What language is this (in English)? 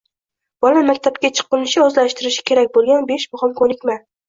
Uzbek